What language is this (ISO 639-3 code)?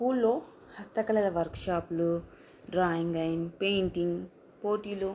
tel